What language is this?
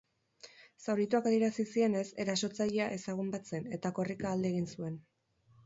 Basque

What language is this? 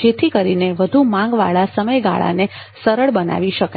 Gujarati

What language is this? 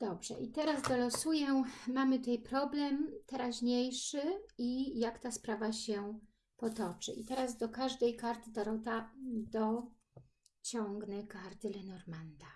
Polish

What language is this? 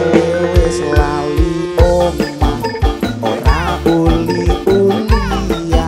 Indonesian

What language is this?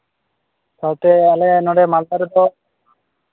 Santali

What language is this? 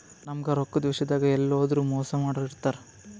Kannada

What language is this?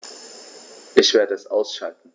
German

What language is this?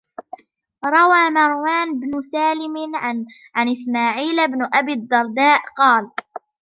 Arabic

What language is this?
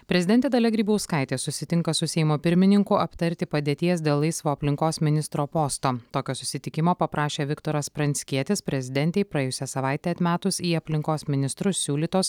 Lithuanian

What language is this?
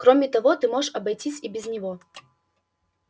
Russian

